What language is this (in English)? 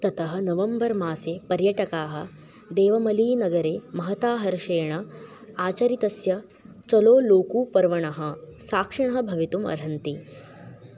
Sanskrit